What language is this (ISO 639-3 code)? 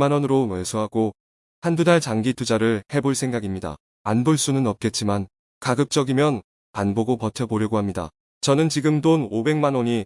kor